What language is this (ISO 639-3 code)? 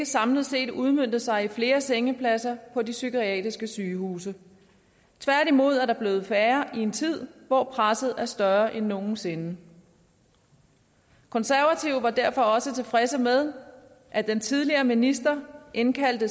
dan